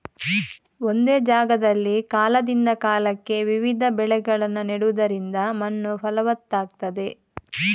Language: Kannada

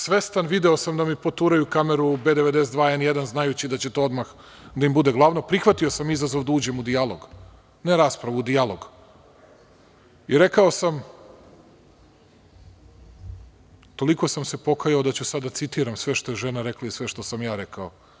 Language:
Serbian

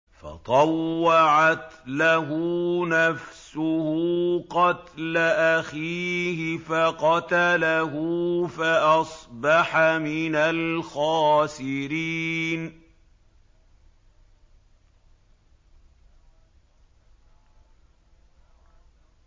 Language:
Arabic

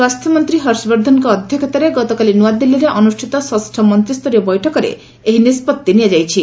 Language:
Odia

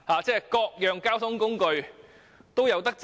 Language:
Cantonese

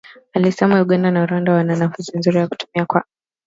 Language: Swahili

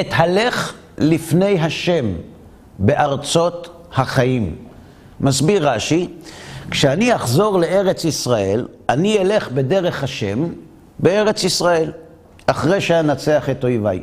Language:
Hebrew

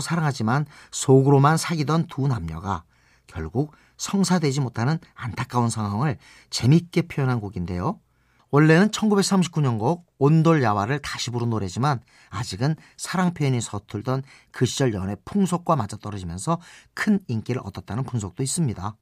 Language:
Korean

